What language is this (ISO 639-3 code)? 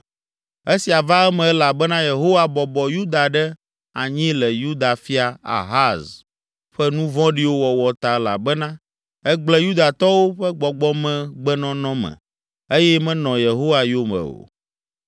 ewe